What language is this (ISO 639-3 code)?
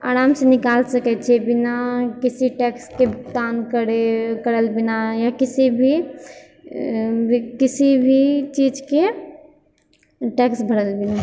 mai